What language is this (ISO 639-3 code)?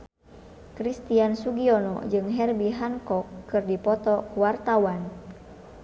sun